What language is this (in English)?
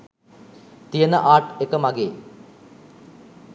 Sinhala